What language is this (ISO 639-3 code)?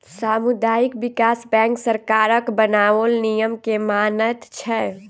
mai